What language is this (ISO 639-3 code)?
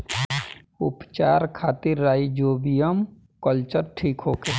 bho